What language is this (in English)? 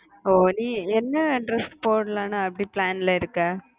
Tamil